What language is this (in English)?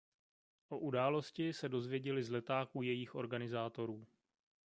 Czech